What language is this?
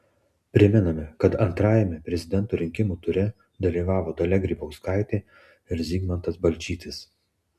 Lithuanian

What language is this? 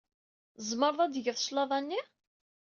Kabyle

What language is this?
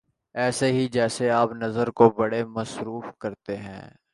Urdu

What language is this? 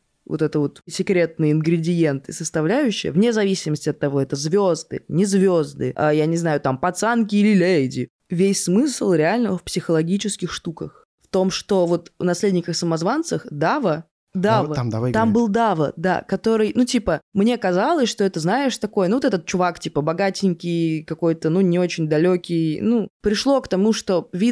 Russian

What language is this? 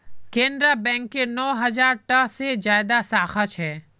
Magahi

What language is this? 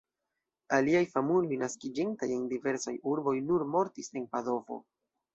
Esperanto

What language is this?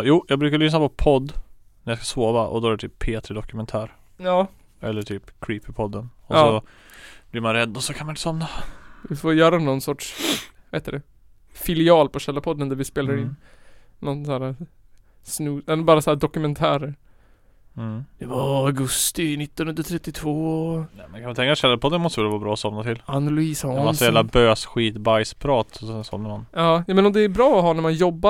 Swedish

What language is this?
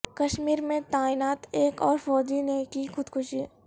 Urdu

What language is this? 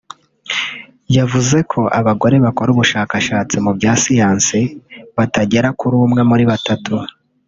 Kinyarwanda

